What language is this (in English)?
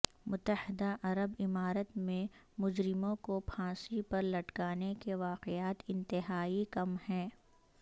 Urdu